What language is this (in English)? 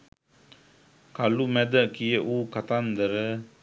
Sinhala